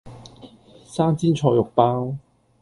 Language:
Cantonese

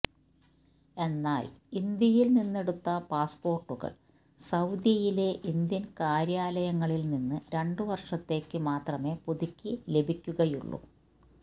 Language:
Malayalam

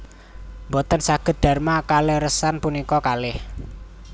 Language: Javanese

